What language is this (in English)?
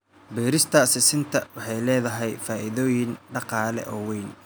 Somali